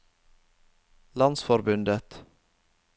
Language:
Norwegian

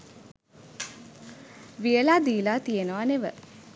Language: Sinhala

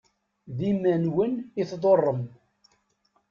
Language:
Kabyle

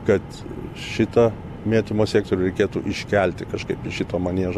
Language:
Lithuanian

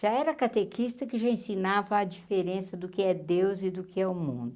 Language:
Portuguese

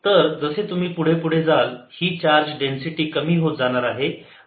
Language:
Marathi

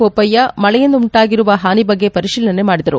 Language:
Kannada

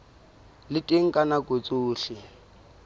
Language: Southern Sotho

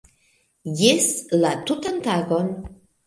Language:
Esperanto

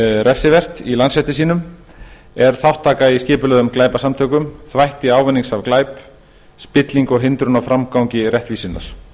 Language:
Icelandic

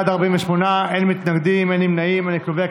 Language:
Hebrew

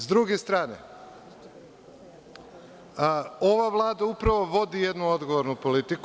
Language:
Serbian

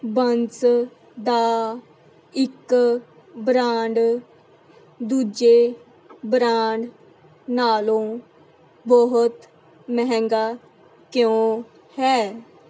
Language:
Punjabi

